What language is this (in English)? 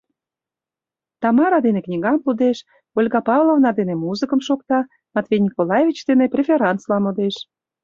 Mari